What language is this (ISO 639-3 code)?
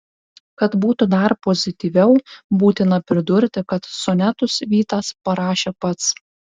lit